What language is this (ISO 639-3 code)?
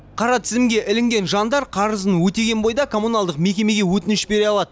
kaz